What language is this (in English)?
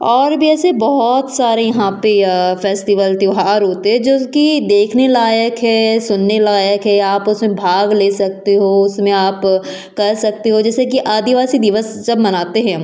Hindi